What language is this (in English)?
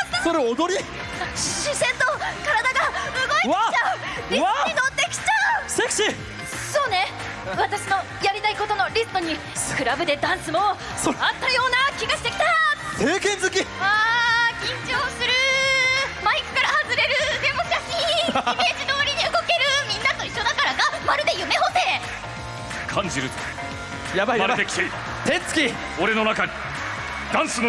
Japanese